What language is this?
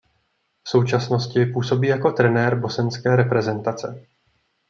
Czech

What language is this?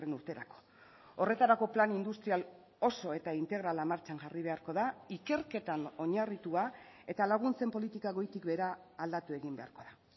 Basque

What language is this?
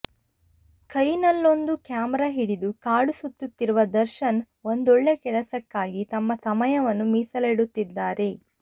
Kannada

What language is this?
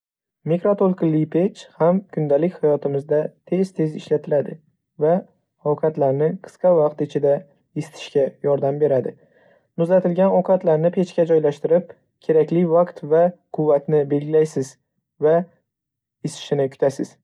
Uzbek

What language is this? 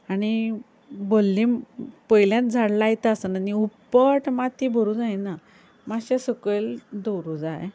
Konkani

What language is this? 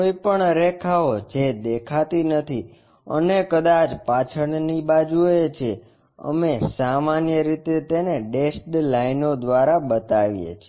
Gujarati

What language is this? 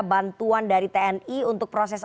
Indonesian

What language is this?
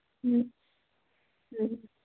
Santali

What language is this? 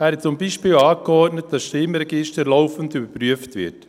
Swiss German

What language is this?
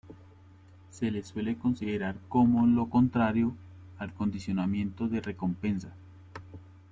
Spanish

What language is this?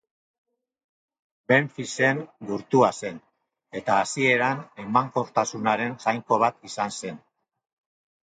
Basque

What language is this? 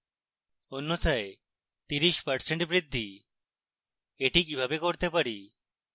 Bangla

